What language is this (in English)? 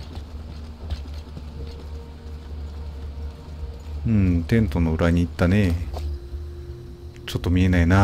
Japanese